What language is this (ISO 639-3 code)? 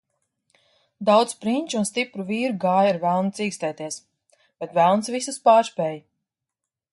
lav